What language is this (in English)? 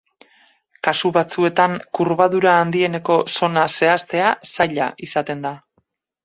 Basque